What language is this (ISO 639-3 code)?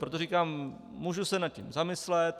ces